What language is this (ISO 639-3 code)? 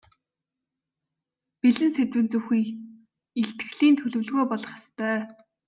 mon